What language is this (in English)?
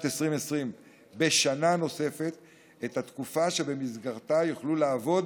Hebrew